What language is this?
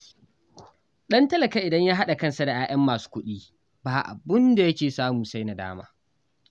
Hausa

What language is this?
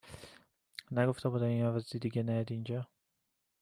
Persian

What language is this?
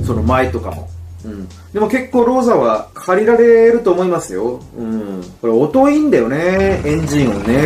Japanese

